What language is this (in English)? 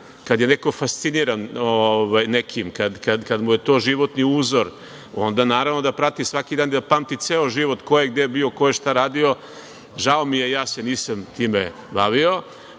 Serbian